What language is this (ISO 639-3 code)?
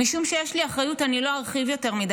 heb